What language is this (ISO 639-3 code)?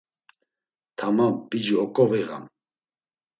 lzz